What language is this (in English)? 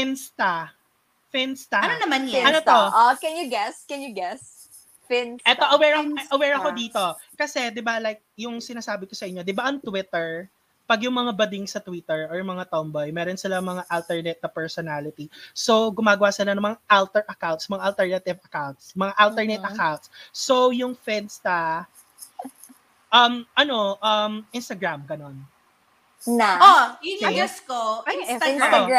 Filipino